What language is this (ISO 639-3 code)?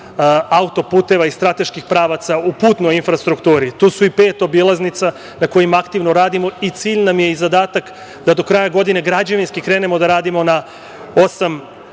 srp